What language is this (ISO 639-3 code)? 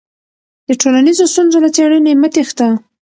pus